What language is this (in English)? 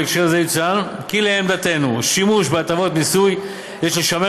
Hebrew